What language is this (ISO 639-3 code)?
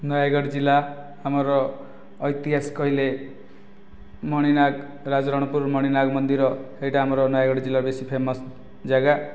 ori